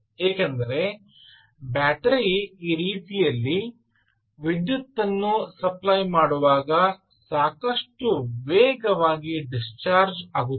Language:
Kannada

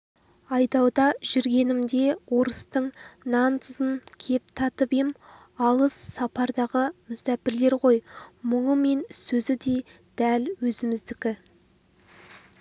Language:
Kazakh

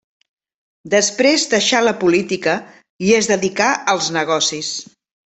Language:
Catalan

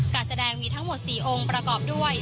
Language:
Thai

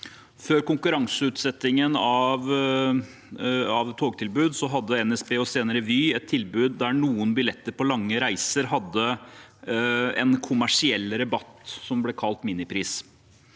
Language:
Norwegian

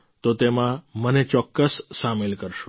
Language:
Gujarati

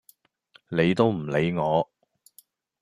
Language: Cantonese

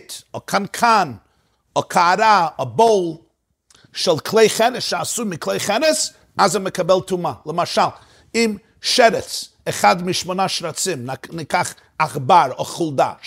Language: Hebrew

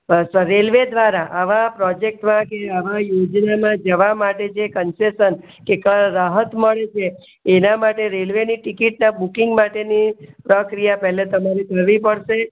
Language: Gujarati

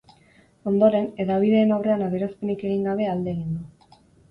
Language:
Basque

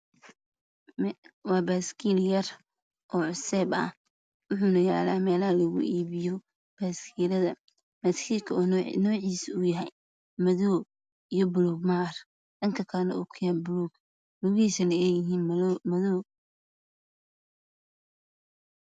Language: Somali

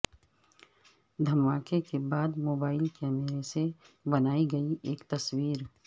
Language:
Urdu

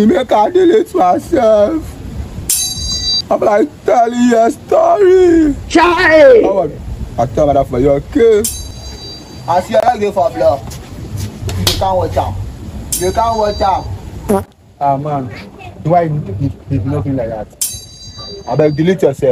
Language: English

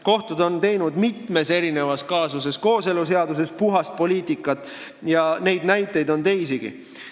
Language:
Estonian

